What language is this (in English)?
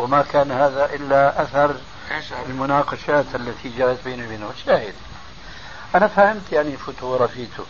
Arabic